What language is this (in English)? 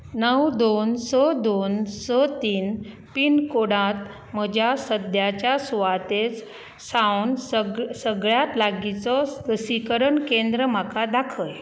Konkani